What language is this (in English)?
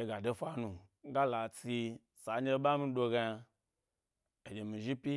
Gbari